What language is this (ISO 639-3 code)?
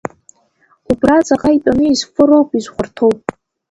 abk